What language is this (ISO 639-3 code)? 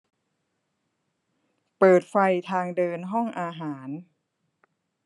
tha